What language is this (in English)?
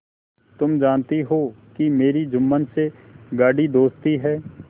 Hindi